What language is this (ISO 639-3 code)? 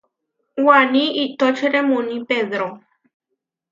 var